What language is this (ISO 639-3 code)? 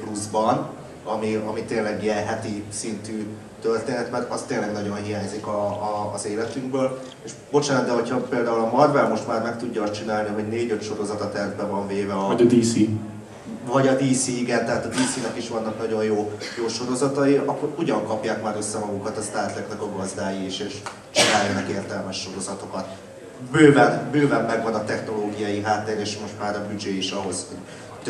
hun